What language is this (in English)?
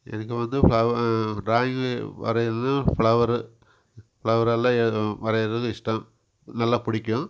Tamil